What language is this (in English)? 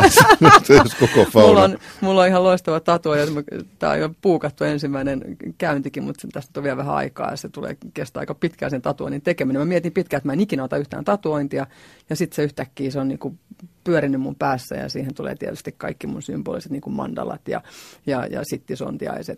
Finnish